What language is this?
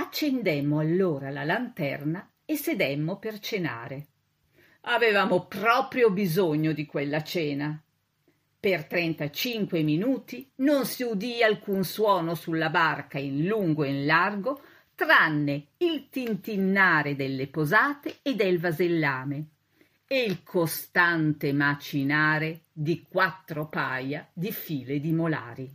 Italian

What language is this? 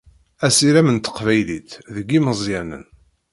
Kabyle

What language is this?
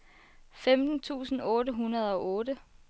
Danish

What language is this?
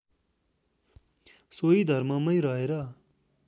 Nepali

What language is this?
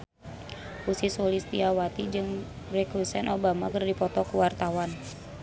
Sundanese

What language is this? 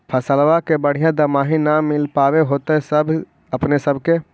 Magahi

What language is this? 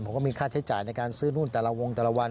Thai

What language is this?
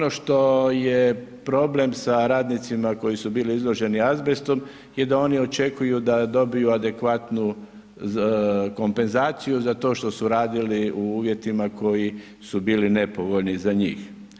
Croatian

